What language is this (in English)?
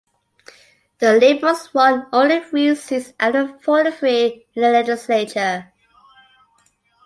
English